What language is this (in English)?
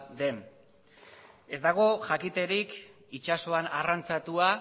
Basque